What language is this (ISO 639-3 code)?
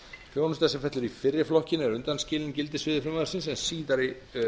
isl